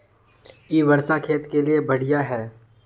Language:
Magahi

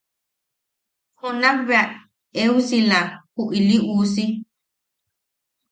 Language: Yaqui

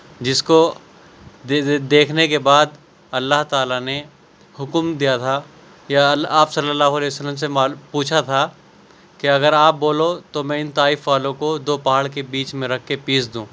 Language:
Urdu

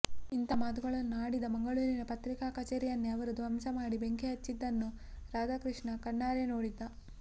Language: Kannada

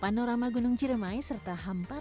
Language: Indonesian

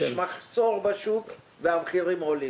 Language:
Hebrew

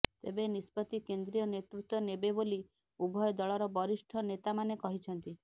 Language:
Odia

